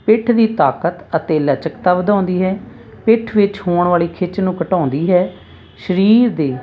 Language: Punjabi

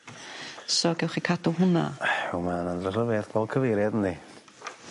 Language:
Welsh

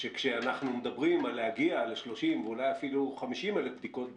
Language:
Hebrew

